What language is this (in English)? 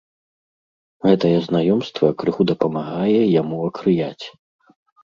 Belarusian